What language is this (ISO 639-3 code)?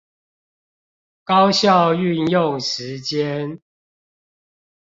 zho